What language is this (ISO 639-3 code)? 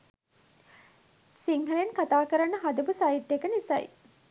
sin